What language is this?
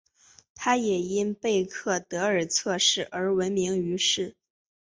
Chinese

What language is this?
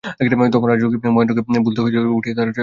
Bangla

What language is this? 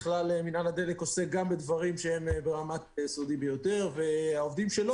Hebrew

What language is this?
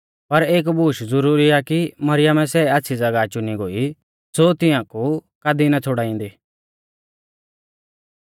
Mahasu Pahari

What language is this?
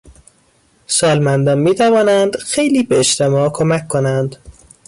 Persian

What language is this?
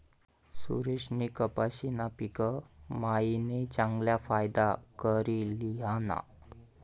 Marathi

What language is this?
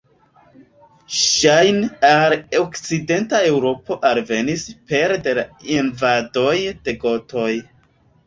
Esperanto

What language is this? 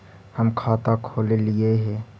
Magahi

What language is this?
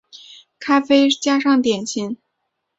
Chinese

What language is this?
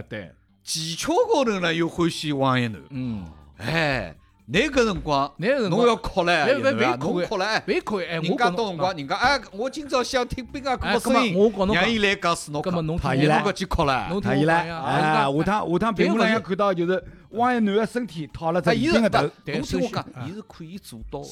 Chinese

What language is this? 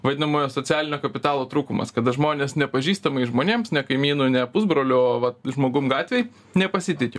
Lithuanian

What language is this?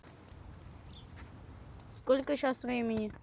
Russian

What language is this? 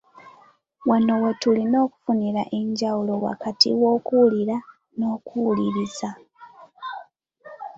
Ganda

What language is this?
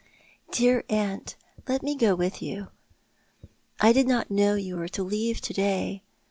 English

